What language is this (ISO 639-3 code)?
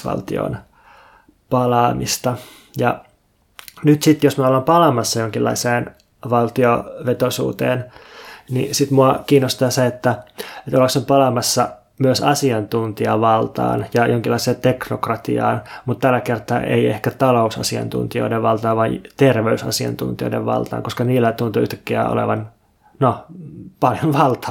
fin